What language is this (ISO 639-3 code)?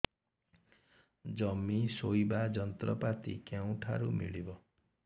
ori